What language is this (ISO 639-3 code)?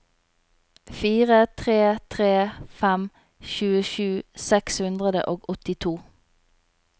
nor